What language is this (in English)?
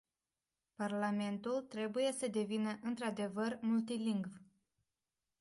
Romanian